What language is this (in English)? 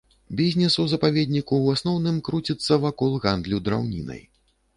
Belarusian